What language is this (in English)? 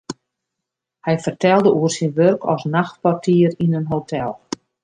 Western Frisian